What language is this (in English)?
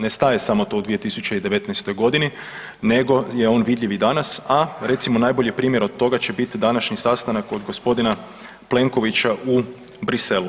Croatian